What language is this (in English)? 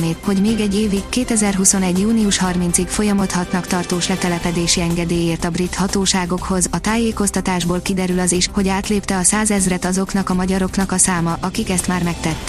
Hungarian